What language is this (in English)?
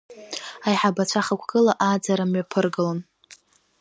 Abkhazian